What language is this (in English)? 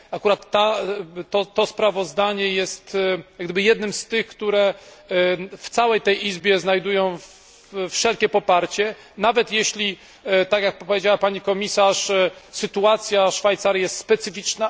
Polish